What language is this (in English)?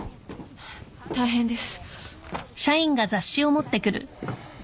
Japanese